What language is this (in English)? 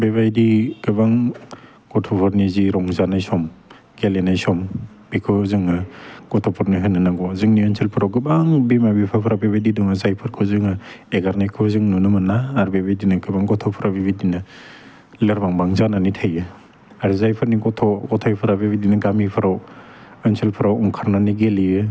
Bodo